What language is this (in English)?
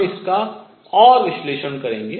Hindi